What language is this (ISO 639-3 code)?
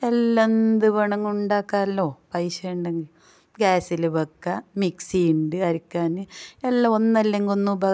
mal